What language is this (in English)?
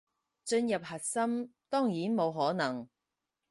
Cantonese